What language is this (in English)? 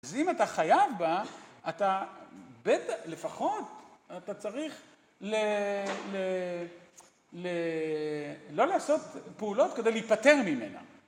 Hebrew